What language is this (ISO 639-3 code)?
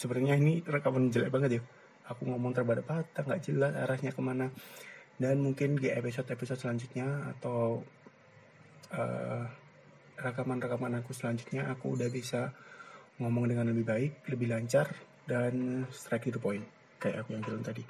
ind